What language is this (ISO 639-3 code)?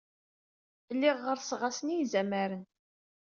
kab